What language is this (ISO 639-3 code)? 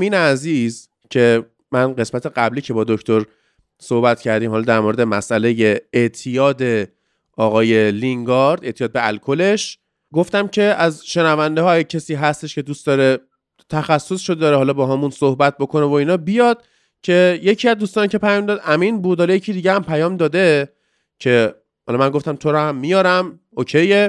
fas